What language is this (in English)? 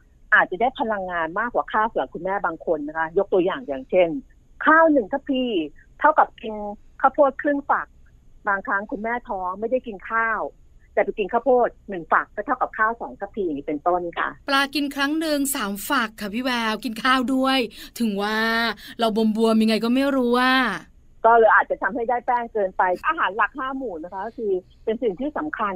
Thai